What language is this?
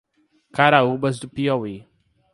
Portuguese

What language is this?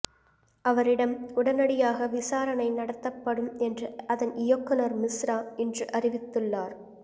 Tamil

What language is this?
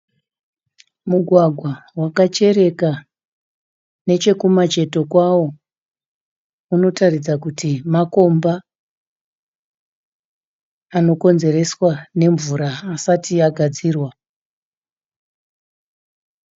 Shona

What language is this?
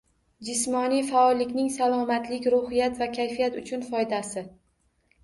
Uzbek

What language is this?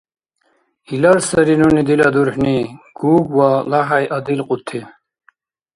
Dargwa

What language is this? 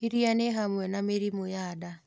Kikuyu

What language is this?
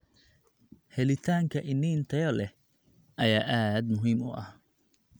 Somali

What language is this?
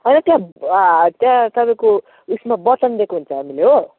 Nepali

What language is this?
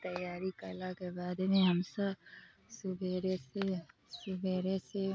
Maithili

